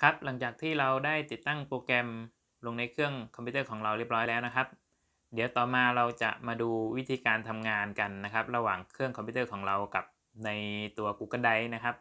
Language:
Thai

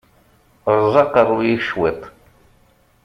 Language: Kabyle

